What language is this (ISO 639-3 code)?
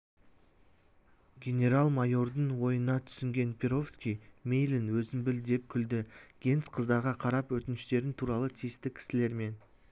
kaz